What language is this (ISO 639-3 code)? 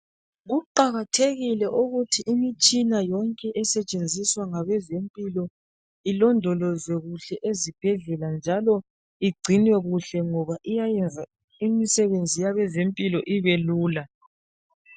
nde